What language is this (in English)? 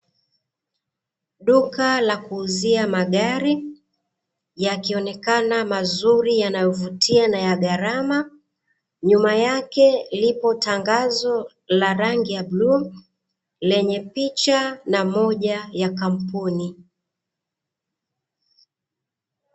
Swahili